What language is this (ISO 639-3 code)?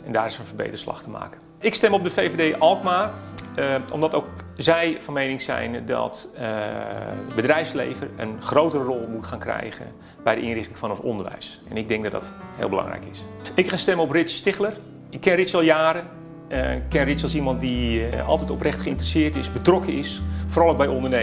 nld